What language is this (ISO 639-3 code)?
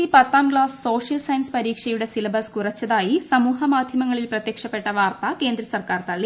mal